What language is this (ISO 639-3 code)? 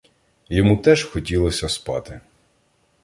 ukr